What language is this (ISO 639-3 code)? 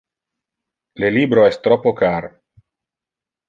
ina